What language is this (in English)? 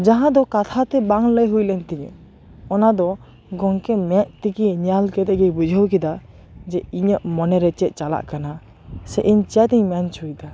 Santali